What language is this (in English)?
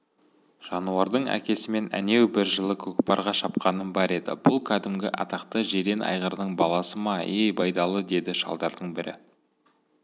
Kazakh